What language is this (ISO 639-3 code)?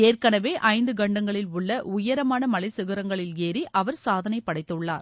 tam